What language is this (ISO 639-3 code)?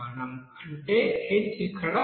tel